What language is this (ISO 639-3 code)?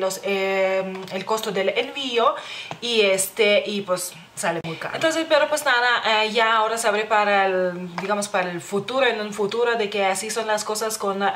spa